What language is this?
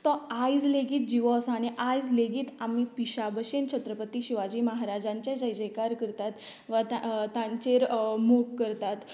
Konkani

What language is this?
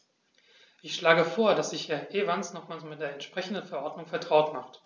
German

